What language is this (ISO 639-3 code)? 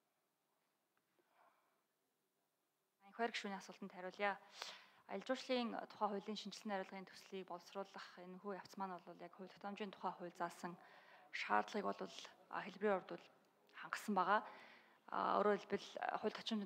ara